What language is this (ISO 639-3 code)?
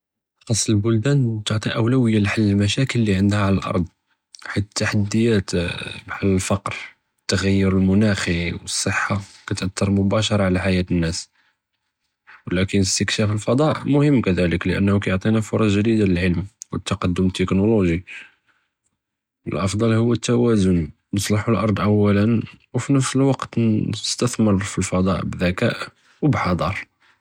jrb